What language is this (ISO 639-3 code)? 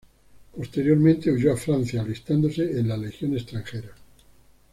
spa